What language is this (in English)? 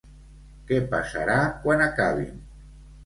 Catalan